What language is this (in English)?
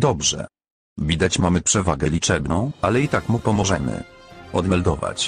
Polish